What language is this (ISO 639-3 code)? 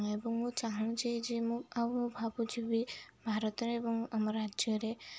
ori